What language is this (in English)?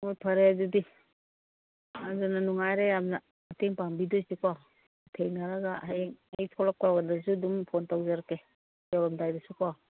Manipuri